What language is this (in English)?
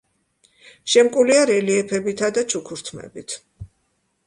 Georgian